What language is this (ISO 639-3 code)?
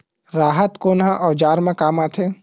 hne